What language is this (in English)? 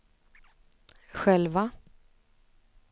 Swedish